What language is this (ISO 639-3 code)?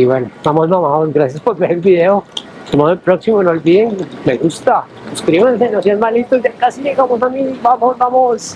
spa